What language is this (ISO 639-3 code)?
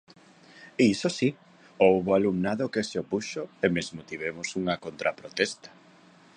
glg